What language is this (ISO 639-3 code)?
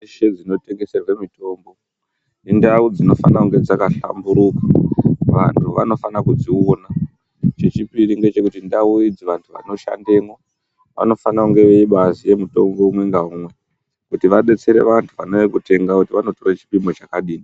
ndc